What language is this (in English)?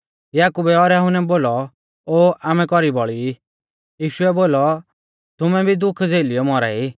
Mahasu Pahari